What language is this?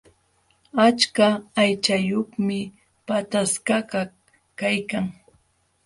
Jauja Wanca Quechua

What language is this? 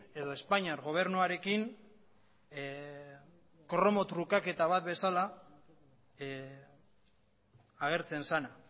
Basque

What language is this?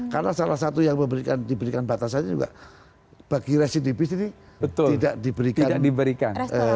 Indonesian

